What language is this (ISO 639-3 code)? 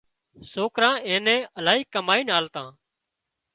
kxp